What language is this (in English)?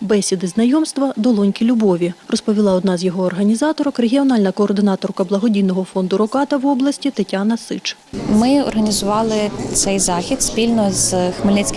Ukrainian